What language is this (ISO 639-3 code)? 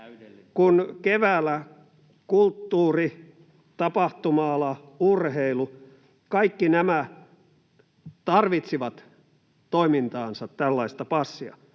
fin